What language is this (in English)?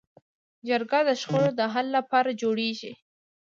Pashto